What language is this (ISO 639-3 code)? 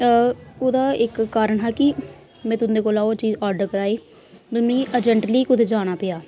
doi